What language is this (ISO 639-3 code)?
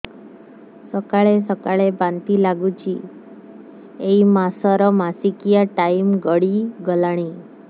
ori